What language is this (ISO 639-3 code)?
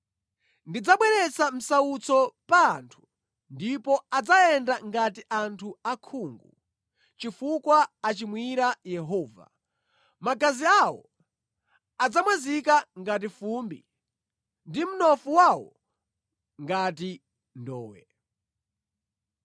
nya